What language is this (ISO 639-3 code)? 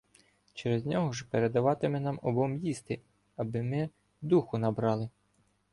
ukr